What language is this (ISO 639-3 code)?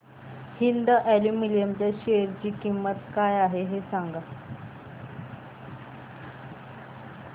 mar